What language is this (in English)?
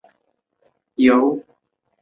Chinese